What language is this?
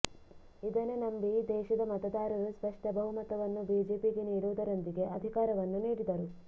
Kannada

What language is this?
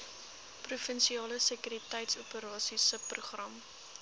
Afrikaans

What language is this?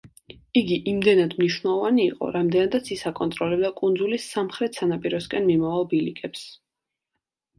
Georgian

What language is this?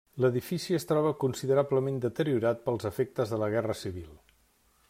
Catalan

